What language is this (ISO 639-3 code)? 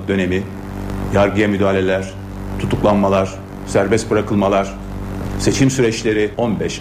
tur